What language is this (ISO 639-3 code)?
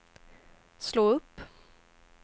swe